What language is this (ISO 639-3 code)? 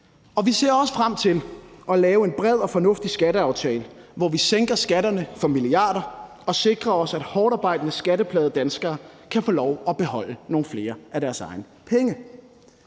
dan